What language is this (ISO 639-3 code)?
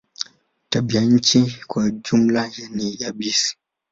swa